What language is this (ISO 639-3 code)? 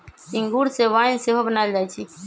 mag